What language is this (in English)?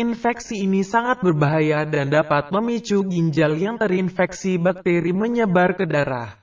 Indonesian